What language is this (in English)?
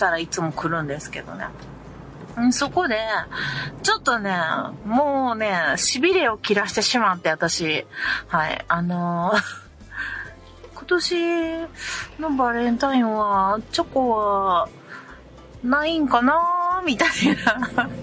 Japanese